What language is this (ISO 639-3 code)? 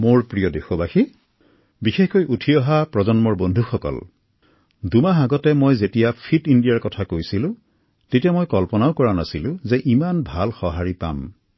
asm